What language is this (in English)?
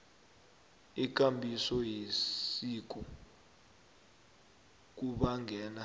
South Ndebele